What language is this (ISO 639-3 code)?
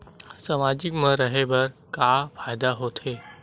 hne